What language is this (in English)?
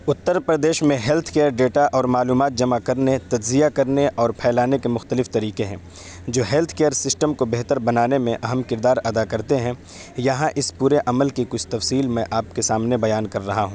Urdu